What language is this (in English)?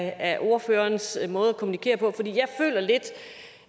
Danish